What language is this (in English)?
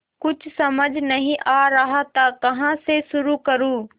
Hindi